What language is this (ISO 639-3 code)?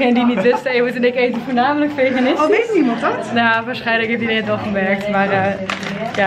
nld